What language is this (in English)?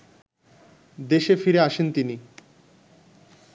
Bangla